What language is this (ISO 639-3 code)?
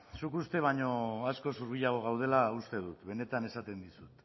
eus